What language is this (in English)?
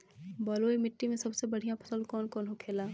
Bhojpuri